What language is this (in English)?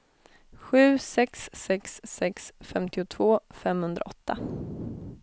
Swedish